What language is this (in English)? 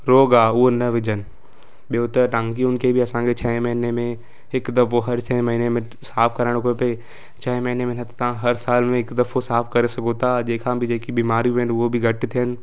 Sindhi